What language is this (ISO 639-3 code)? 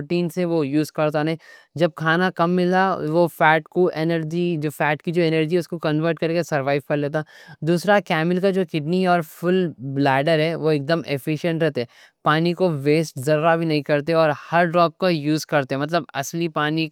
dcc